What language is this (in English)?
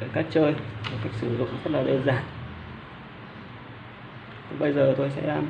Vietnamese